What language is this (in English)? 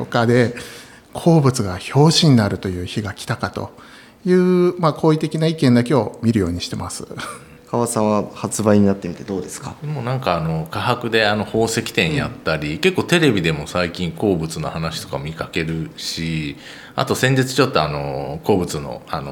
Japanese